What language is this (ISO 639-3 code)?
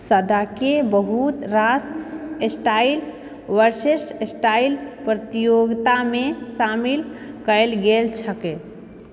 mai